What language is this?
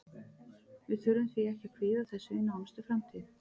Icelandic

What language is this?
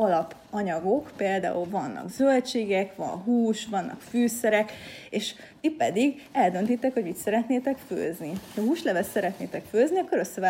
Hungarian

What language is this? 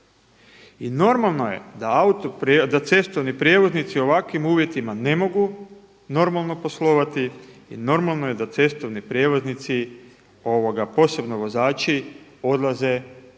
Croatian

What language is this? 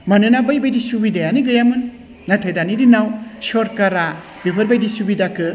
Bodo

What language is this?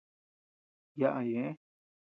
Tepeuxila Cuicatec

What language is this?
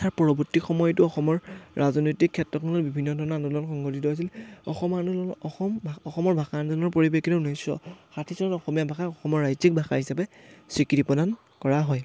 Assamese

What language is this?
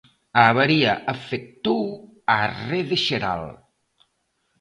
Galician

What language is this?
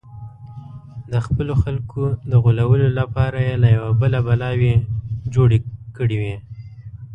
Pashto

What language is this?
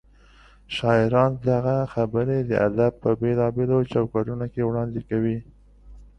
Pashto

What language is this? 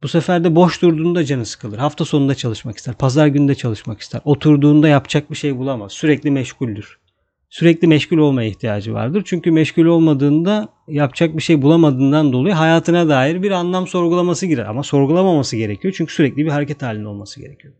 Turkish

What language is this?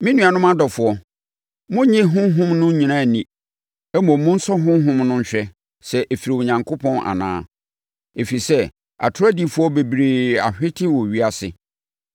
Akan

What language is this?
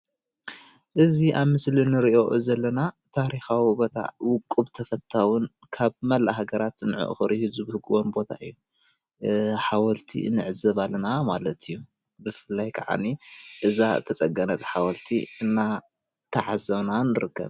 Tigrinya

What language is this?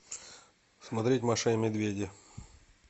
Russian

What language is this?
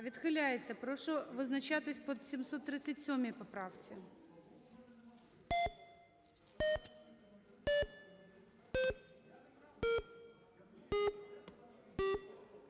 Ukrainian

